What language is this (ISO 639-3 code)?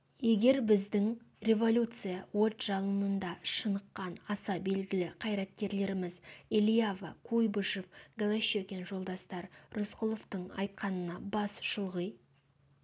kaz